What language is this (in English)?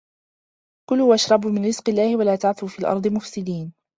Arabic